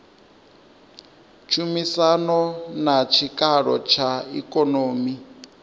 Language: Venda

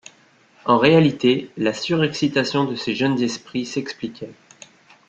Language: French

